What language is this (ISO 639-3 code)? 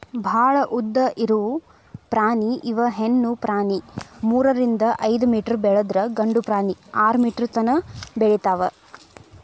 kan